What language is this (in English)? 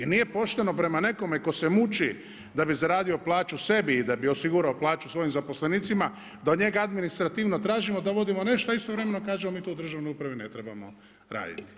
Croatian